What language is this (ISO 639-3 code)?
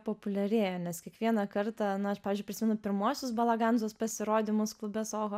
lit